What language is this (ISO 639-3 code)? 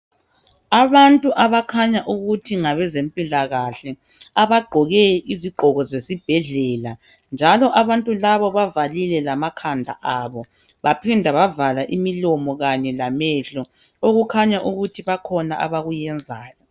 nde